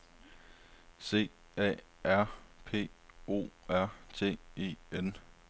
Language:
Danish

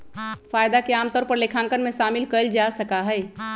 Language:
Magahi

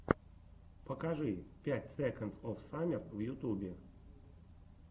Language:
Russian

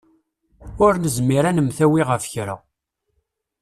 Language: Kabyle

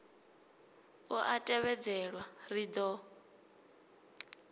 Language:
Venda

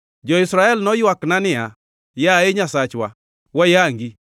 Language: Luo (Kenya and Tanzania)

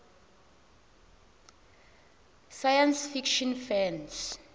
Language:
Tsonga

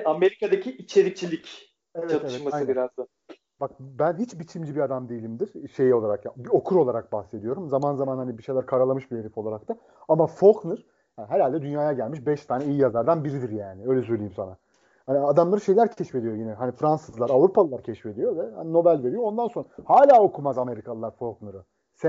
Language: Turkish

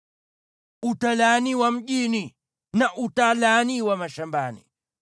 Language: Swahili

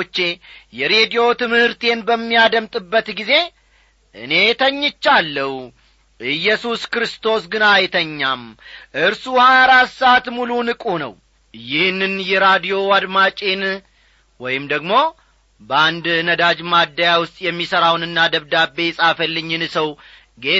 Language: Amharic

